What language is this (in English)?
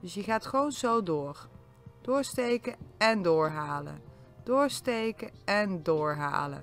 Dutch